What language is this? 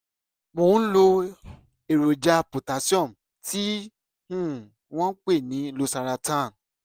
Yoruba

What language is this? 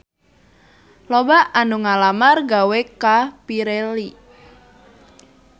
Sundanese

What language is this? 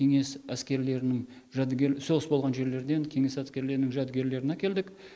Kazakh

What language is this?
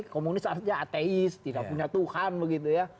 Indonesian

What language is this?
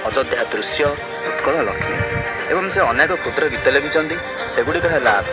Odia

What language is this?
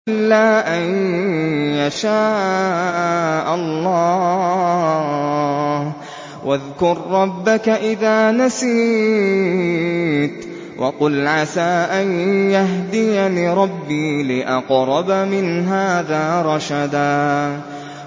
Arabic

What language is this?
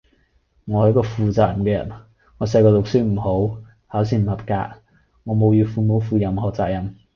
Cantonese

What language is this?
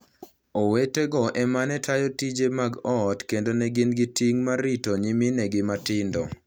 Luo (Kenya and Tanzania)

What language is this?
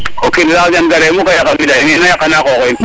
Serer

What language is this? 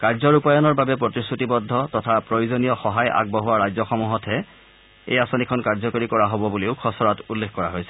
Assamese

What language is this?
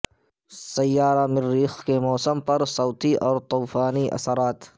Urdu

